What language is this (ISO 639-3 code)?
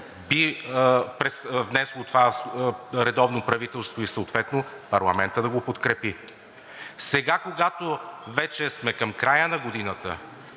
bul